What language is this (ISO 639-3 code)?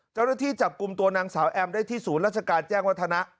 tha